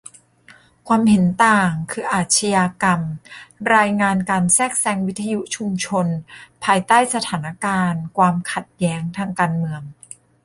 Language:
Thai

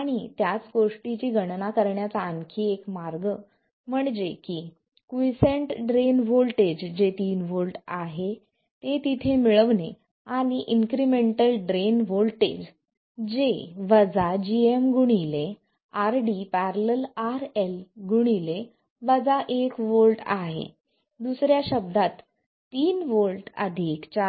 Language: Marathi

